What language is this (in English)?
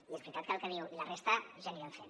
Catalan